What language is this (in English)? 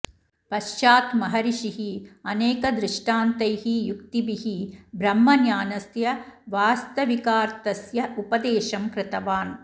Sanskrit